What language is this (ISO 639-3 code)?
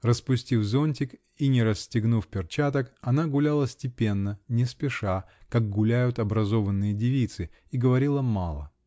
rus